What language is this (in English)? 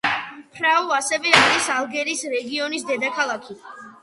Georgian